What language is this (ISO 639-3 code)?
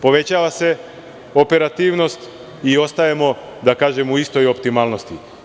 srp